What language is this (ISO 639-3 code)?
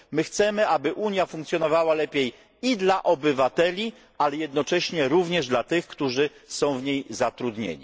pol